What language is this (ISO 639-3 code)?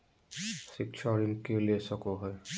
mag